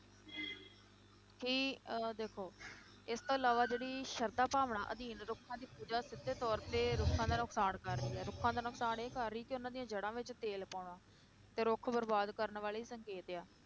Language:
Punjabi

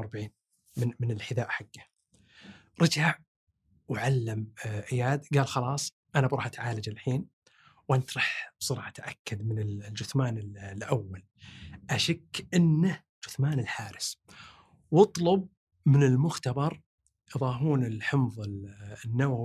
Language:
Arabic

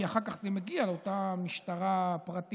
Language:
Hebrew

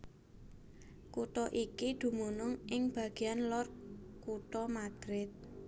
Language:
Javanese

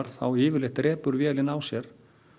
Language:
Icelandic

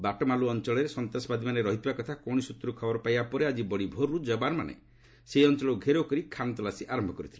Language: Odia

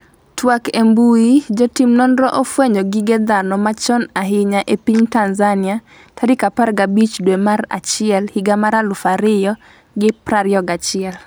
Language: Luo (Kenya and Tanzania)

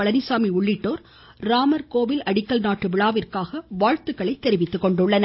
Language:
Tamil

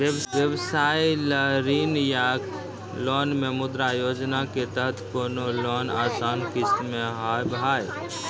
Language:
Maithili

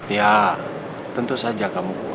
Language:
Indonesian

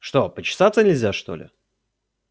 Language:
Russian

